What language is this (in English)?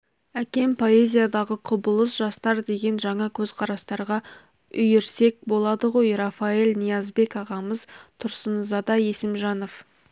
Kazakh